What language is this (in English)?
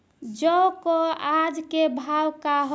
Bhojpuri